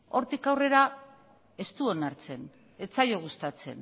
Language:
Basque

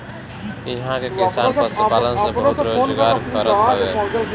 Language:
Bhojpuri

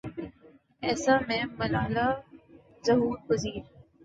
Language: Urdu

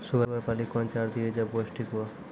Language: Maithili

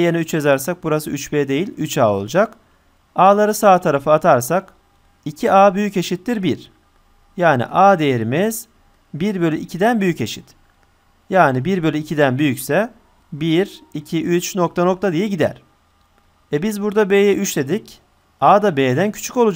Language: Turkish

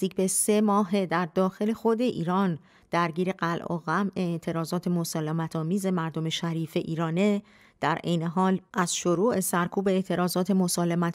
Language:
Persian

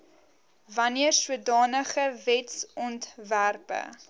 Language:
Afrikaans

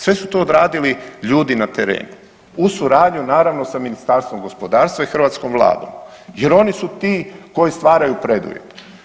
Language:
Croatian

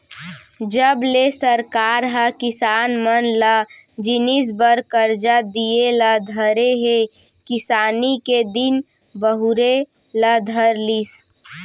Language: Chhattisgarhi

